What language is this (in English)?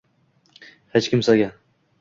Uzbek